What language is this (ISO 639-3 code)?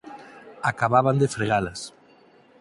glg